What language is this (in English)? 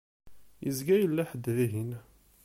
Kabyle